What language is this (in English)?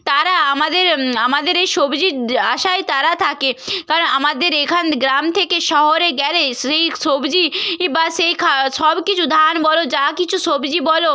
Bangla